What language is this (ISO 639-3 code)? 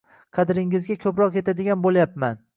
uzb